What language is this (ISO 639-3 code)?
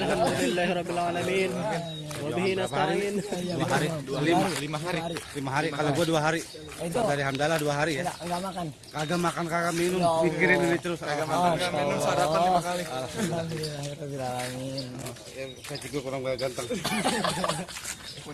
ind